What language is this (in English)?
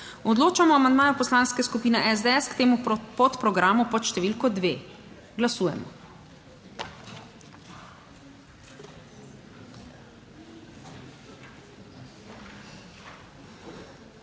Slovenian